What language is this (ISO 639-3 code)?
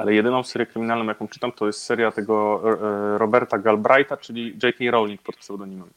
pol